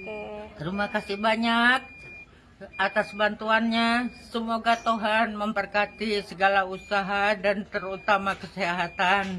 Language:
Indonesian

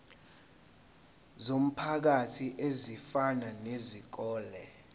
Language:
Zulu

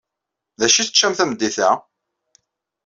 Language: Kabyle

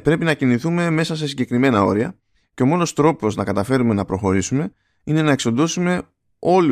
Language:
Greek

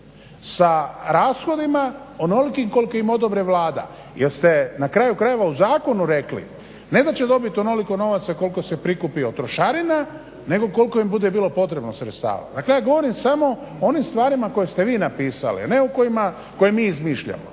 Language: Croatian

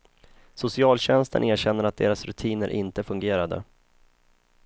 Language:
Swedish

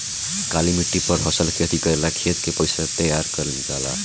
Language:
Bhojpuri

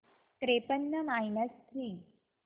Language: Marathi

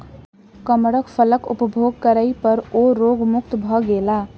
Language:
Maithili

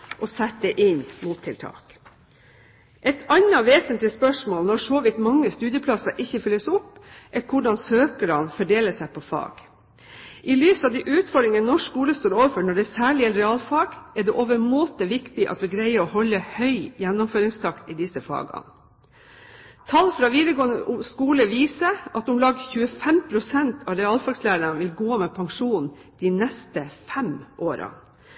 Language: Norwegian Bokmål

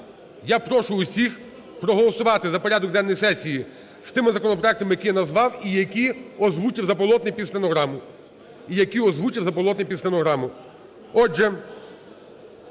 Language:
Ukrainian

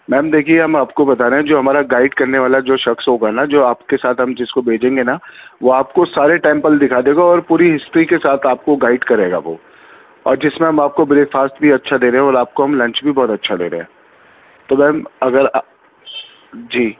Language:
Urdu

